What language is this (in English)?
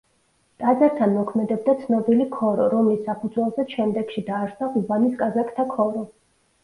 Georgian